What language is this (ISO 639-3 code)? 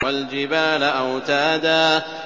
ara